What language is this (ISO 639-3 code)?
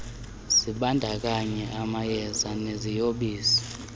xho